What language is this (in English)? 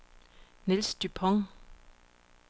Danish